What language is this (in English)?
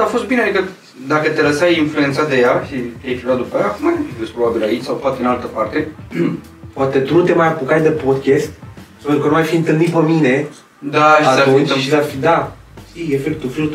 Romanian